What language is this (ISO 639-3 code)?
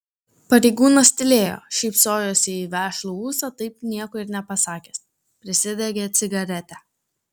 lit